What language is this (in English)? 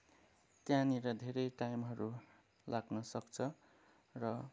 Nepali